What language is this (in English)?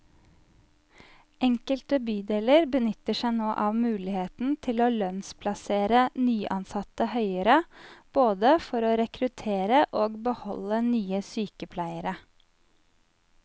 Norwegian